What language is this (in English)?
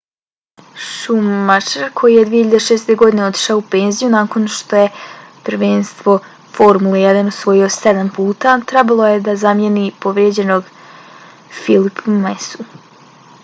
Bosnian